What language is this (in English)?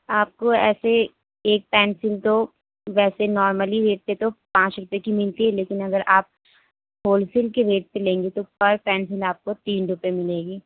Urdu